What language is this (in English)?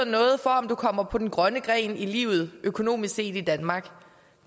Danish